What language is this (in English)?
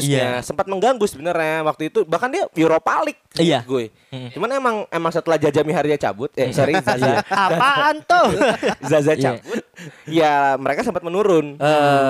Indonesian